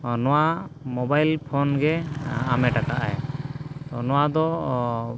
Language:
Santali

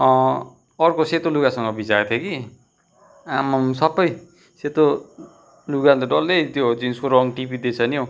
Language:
Nepali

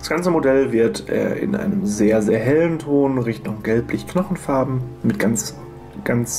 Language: German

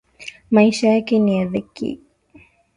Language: Swahili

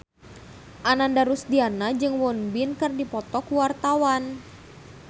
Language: Sundanese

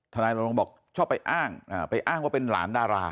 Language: Thai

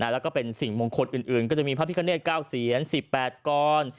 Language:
Thai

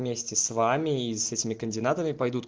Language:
Russian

